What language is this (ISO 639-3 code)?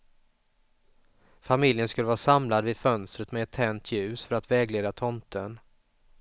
swe